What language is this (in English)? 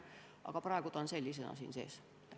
Estonian